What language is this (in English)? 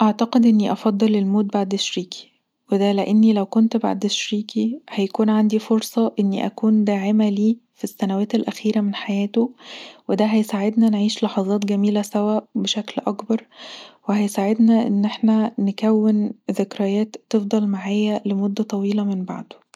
Egyptian Arabic